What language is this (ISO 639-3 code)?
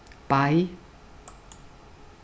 fao